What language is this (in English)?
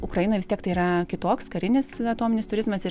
Lithuanian